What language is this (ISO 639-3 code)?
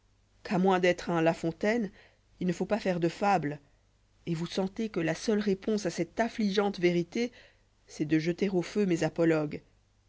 fra